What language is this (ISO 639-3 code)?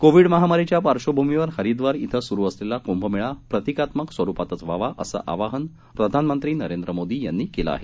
mar